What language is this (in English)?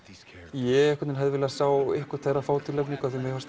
Icelandic